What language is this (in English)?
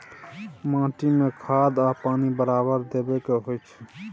Maithili